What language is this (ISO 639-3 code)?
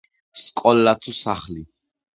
kat